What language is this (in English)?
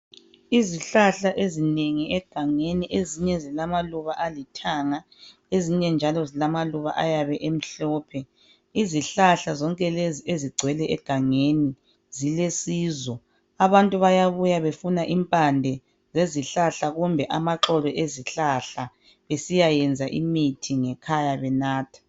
North Ndebele